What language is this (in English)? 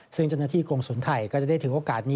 Thai